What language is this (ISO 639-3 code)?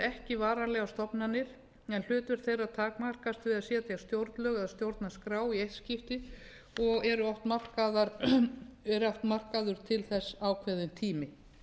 isl